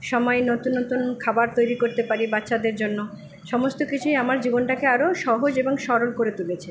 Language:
Bangla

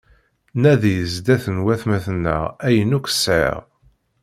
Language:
Kabyle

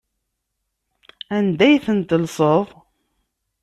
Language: Kabyle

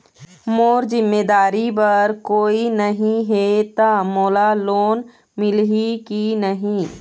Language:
Chhattisgarhi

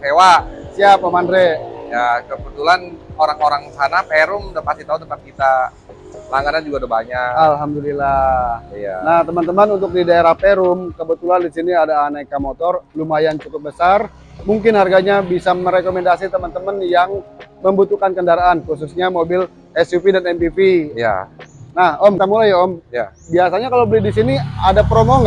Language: Indonesian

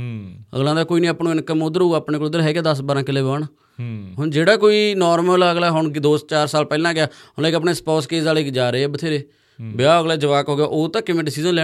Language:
Punjabi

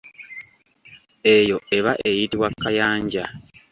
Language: Ganda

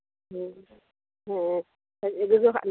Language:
Santali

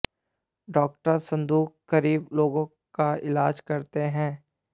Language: Hindi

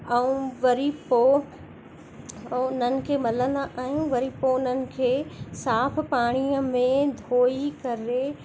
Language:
Sindhi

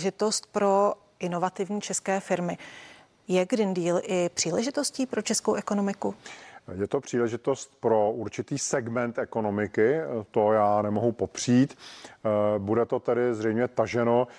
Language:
Czech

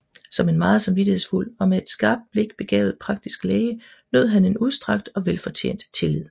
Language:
Danish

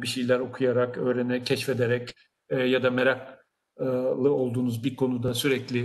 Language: Turkish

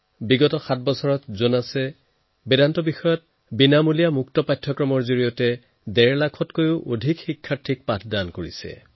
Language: Assamese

